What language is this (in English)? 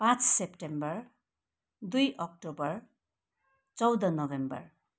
Nepali